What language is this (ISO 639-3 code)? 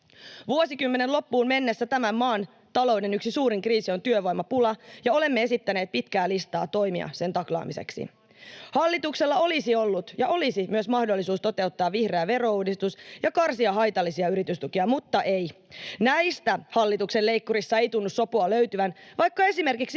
fin